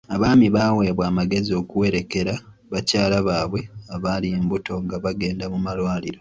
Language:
Ganda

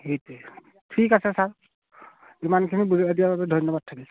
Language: Assamese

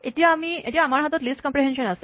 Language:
Assamese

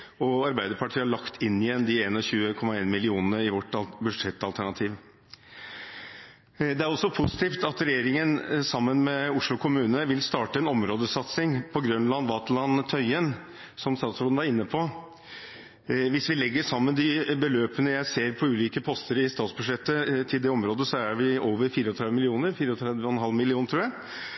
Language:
Norwegian Bokmål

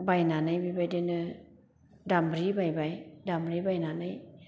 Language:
Bodo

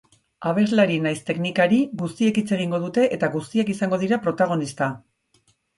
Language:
Basque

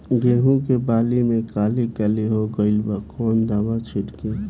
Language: Bhojpuri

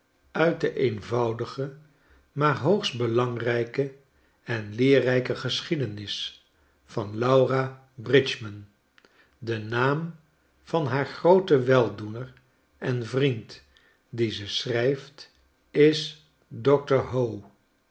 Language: Dutch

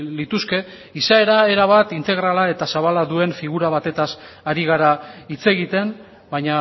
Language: Basque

